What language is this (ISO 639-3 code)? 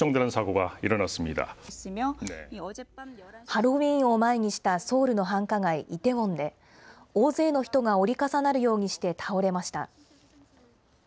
jpn